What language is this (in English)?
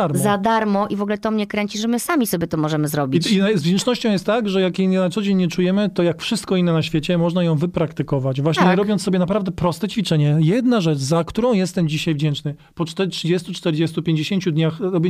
Polish